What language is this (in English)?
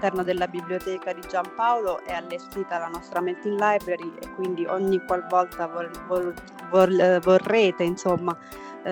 Italian